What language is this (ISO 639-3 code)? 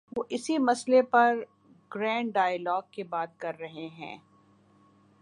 urd